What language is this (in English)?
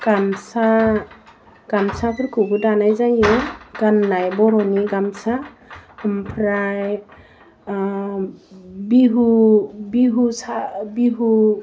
Bodo